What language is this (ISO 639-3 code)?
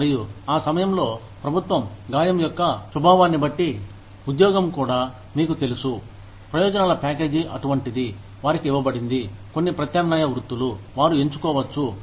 tel